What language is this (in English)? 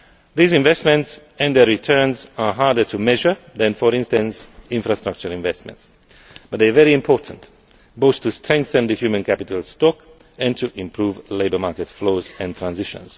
English